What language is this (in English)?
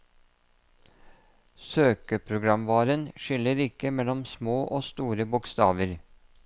Norwegian